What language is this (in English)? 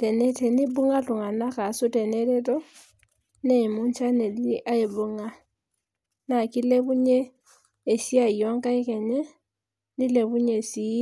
Masai